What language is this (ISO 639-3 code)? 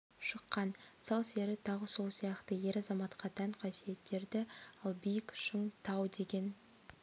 kaz